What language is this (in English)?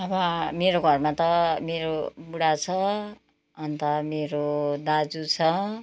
Nepali